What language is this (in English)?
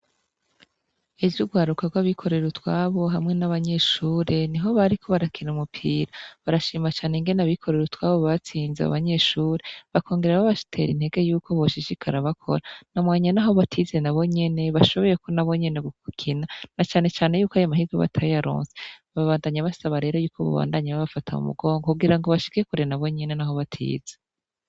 Rundi